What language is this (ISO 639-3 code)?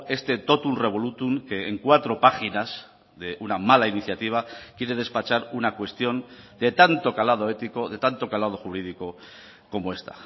spa